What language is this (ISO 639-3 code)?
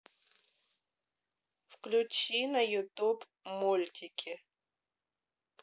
rus